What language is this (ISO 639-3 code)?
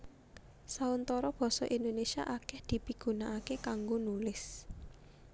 jav